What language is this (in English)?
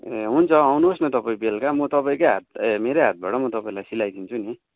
Nepali